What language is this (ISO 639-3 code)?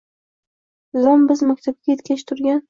uzb